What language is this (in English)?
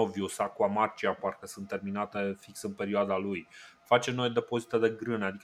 Romanian